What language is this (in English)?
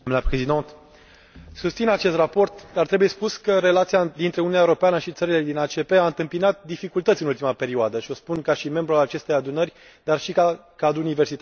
Romanian